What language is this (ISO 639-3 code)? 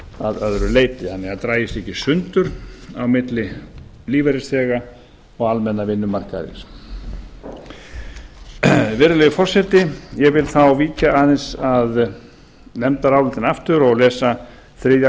isl